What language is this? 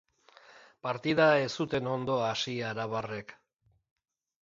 Basque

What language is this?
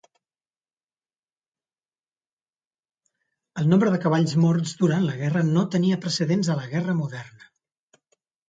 Catalan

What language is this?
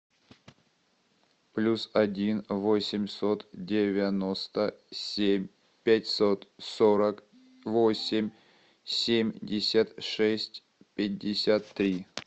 Russian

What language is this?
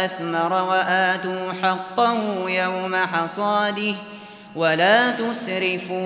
Arabic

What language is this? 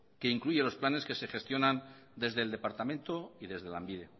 Spanish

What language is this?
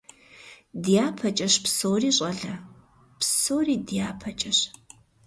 Kabardian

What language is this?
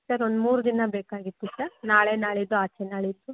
Kannada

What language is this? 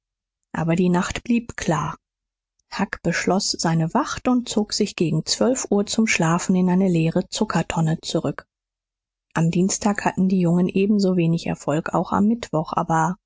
German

